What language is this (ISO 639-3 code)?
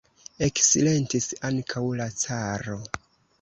epo